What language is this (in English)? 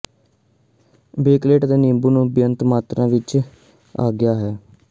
Punjabi